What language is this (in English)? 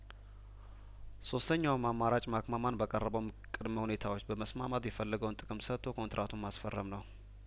Amharic